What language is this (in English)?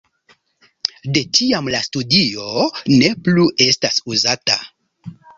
Esperanto